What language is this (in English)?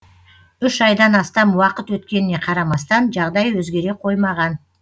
Kazakh